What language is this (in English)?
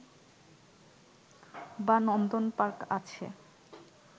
Bangla